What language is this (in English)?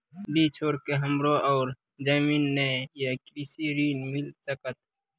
Maithili